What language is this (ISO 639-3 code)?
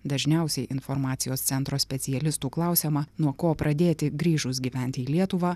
lit